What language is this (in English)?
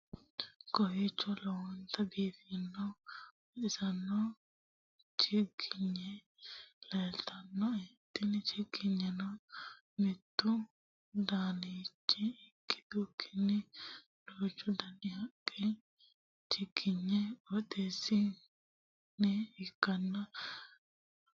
Sidamo